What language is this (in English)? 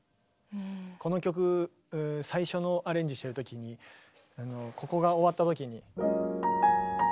Japanese